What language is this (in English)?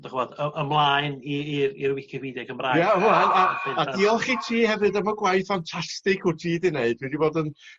Welsh